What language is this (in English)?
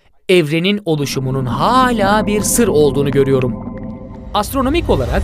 Turkish